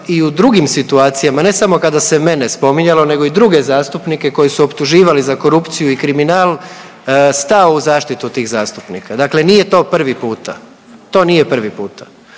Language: Croatian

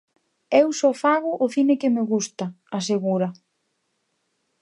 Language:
Galician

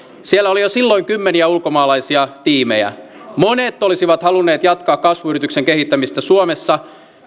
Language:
Finnish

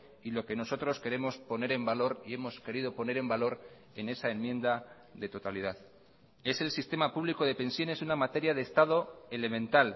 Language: Spanish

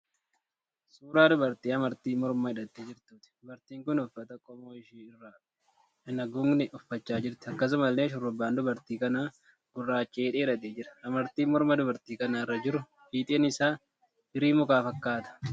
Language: Oromo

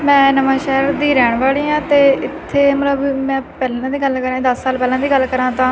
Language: Punjabi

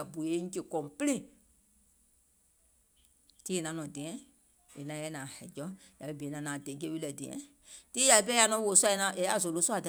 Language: Gola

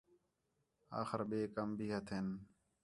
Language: Khetrani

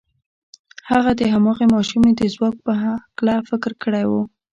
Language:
Pashto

